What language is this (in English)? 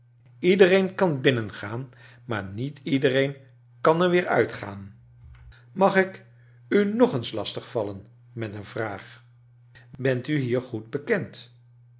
Dutch